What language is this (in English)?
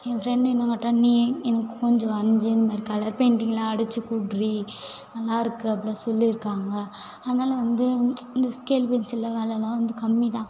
Tamil